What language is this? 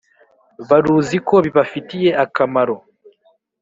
Kinyarwanda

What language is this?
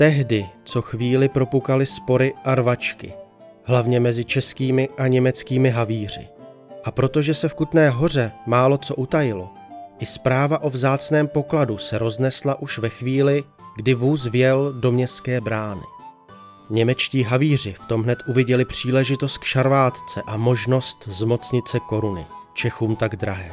Czech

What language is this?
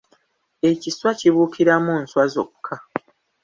Ganda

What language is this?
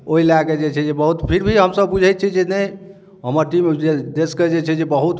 Maithili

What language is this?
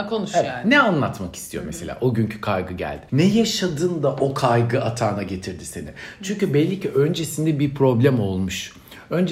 Turkish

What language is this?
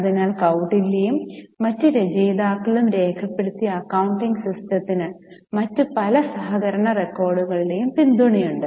Malayalam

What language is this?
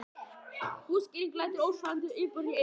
Icelandic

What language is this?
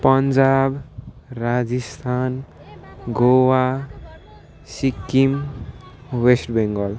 Nepali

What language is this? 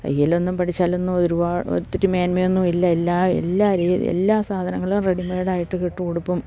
Malayalam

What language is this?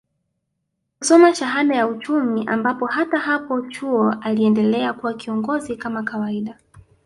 Swahili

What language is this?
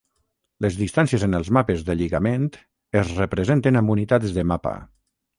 Catalan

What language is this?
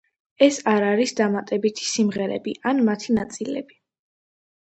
Georgian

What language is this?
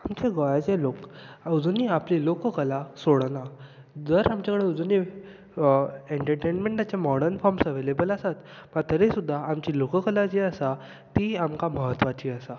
Konkani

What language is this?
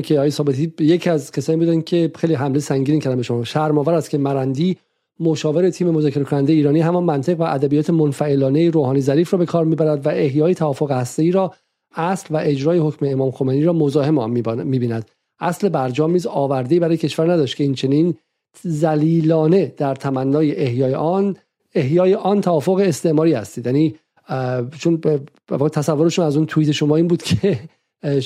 Persian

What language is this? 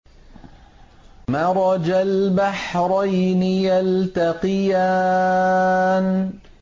Arabic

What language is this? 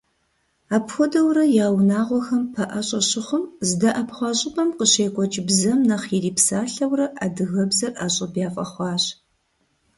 Kabardian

